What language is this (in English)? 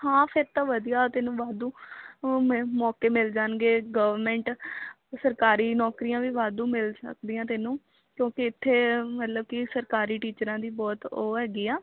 Punjabi